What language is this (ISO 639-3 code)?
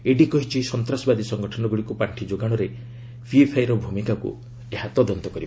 ori